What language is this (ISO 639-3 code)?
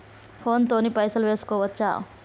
tel